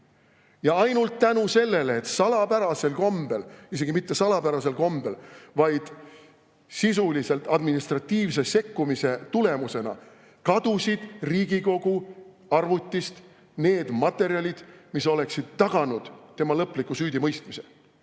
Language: Estonian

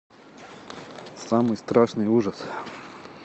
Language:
Russian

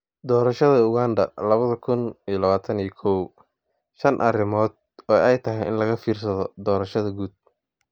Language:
Somali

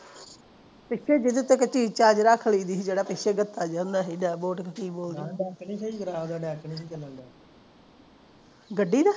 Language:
Punjabi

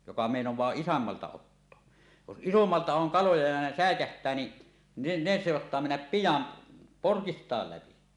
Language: Finnish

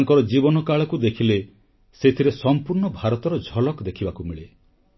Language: Odia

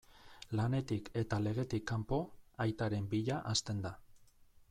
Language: Basque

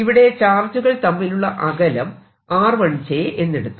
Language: Malayalam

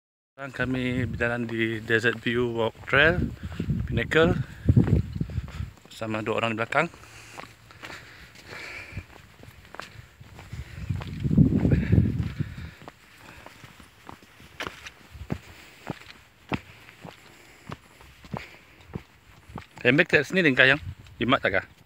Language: Malay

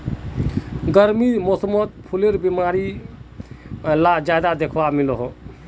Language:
Magahi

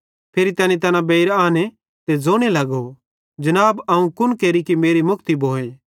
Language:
Bhadrawahi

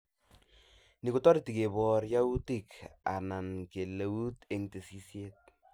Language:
Kalenjin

